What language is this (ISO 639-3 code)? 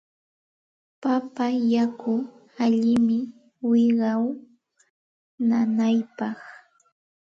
qxt